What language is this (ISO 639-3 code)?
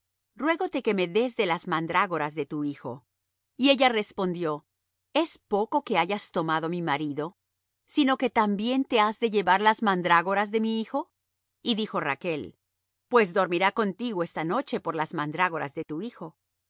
spa